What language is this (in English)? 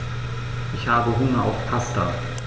German